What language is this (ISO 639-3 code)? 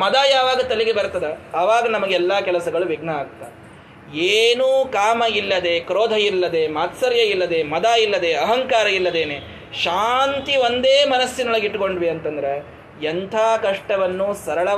kan